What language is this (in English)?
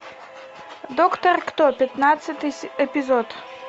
Russian